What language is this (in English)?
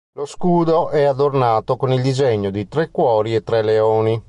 Italian